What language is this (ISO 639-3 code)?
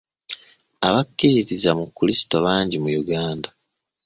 lug